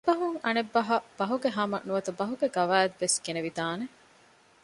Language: Divehi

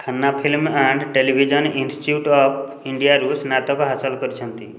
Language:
Odia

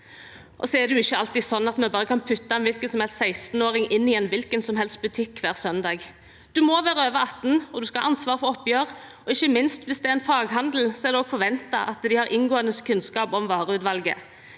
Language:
Norwegian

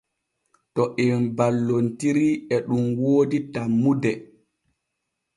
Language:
Borgu Fulfulde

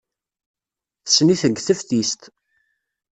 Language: Kabyle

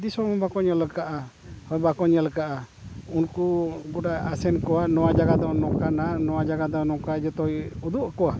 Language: Santali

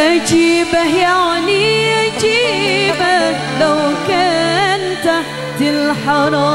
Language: Indonesian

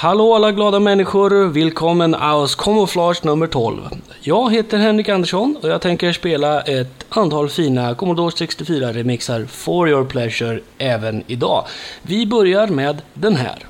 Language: Swedish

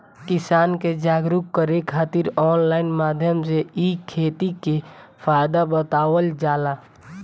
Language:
Bhojpuri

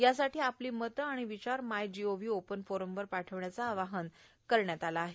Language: Marathi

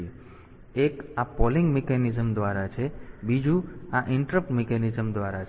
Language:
Gujarati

